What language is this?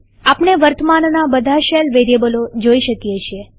Gujarati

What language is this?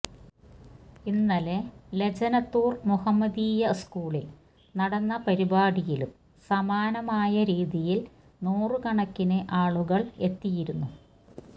Malayalam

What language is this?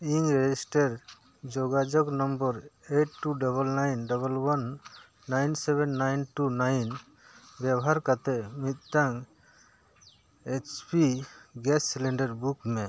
Santali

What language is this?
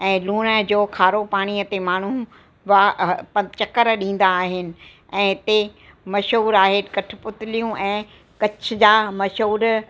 Sindhi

